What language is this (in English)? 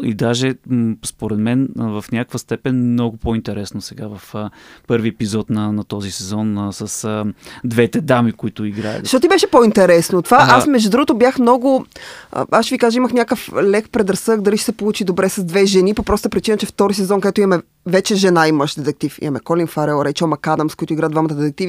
Bulgarian